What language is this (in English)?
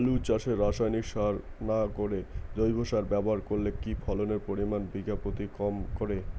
Bangla